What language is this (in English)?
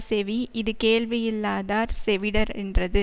Tamil